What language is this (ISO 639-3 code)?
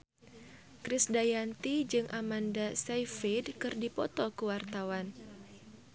sun